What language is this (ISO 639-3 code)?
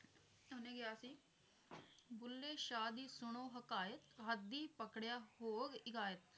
pan